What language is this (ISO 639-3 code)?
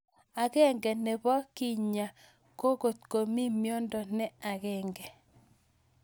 kln